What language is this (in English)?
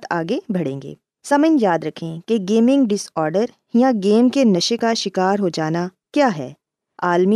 Urdu